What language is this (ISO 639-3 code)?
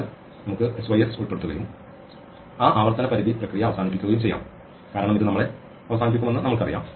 mal